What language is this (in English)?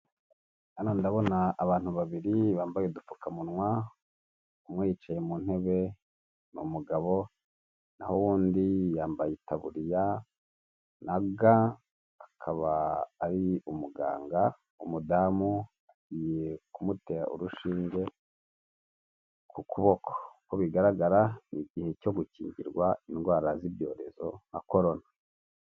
Kinyarwanda